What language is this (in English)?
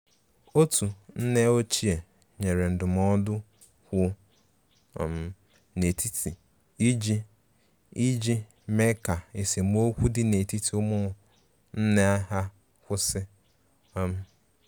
Igbo